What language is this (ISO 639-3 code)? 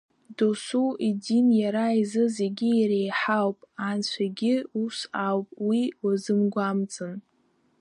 abk